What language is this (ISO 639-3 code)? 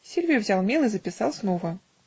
rus